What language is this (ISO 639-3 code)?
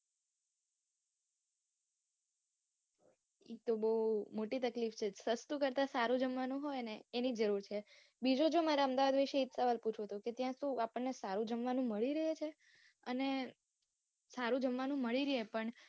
guj